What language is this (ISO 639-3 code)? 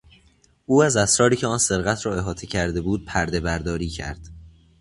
fas